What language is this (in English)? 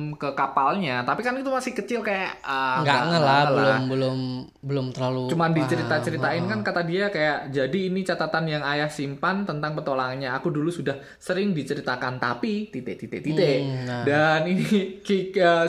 Indonesian